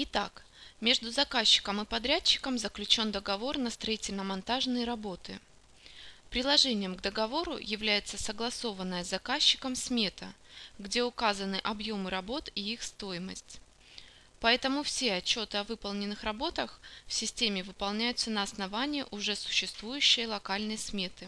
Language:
Russian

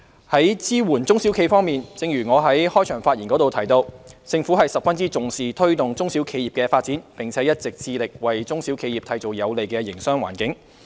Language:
Cantonese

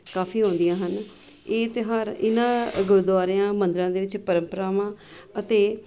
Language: Punjabi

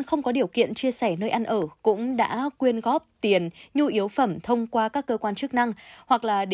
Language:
Vietnamese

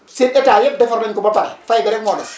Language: Wolof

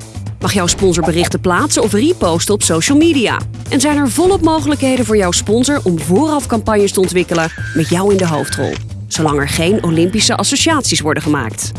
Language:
Dutch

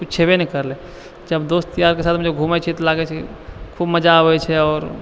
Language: Maithili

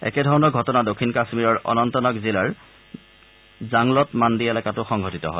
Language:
Assamese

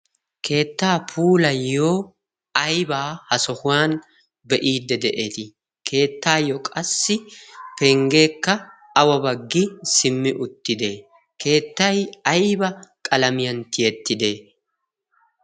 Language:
Wolaytta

